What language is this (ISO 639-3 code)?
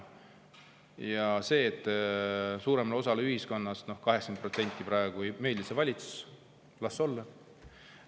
est